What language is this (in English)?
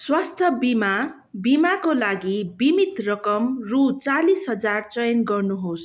Nepali